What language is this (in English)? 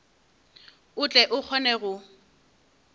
Northern Sotho